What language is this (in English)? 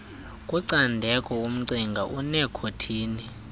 Xhosa